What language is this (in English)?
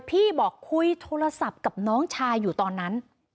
Thai